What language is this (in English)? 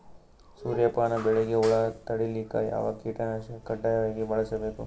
Kannada